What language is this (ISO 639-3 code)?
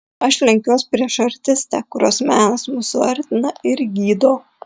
lit